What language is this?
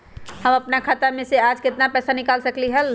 Magahi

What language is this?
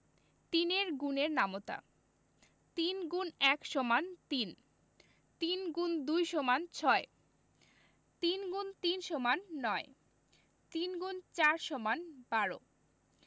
Bangla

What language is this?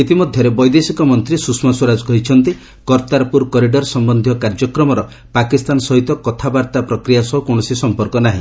Odia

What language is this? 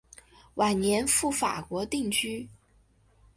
Chinese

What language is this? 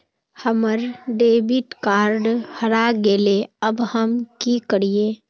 Magahi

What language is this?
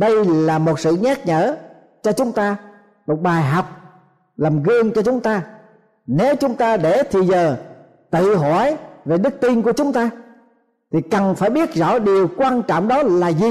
Vietnamese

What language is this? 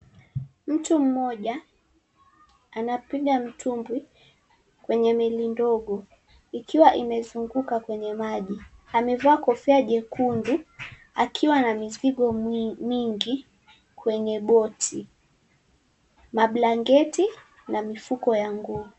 Swahili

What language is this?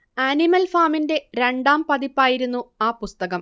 Malayalam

